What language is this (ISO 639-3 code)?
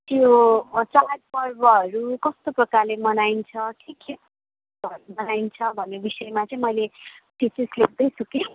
nep